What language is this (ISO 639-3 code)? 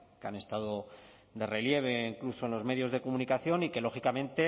spa